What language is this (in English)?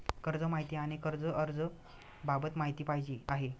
Marathi